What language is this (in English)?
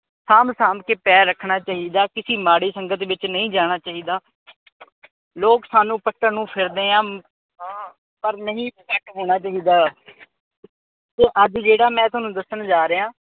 Punjabi